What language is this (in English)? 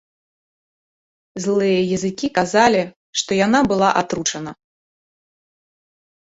Belarusian